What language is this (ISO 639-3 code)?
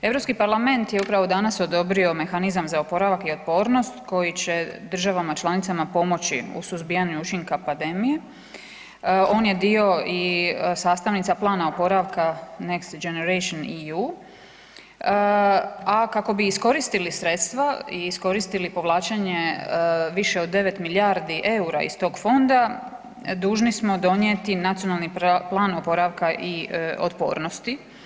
hrv